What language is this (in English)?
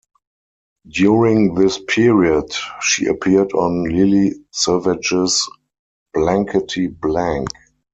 English